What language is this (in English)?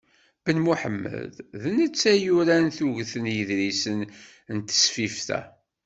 Kabyle